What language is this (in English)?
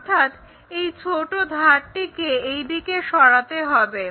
Bangla